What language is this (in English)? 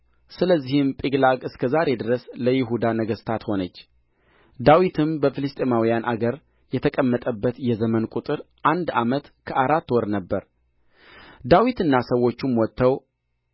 Amharic